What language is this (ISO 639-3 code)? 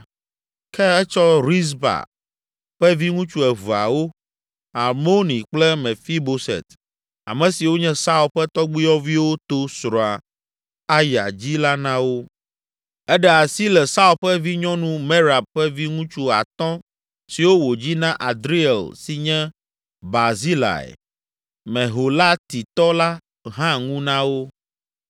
ewe